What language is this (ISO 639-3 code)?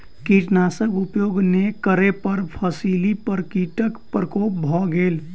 mai